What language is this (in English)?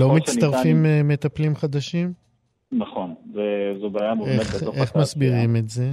Hebrew